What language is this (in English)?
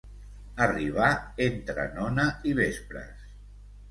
Catalan